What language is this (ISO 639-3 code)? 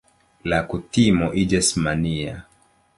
epo